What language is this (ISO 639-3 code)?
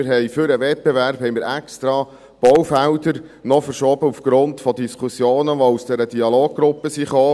gsw